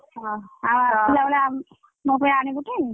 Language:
Odia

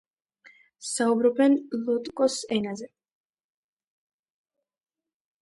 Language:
Georgian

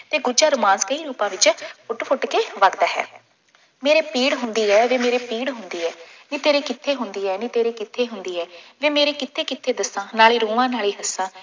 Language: Punjabi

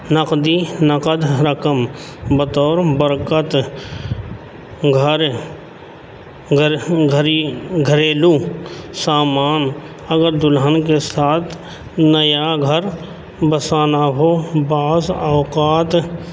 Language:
Urdu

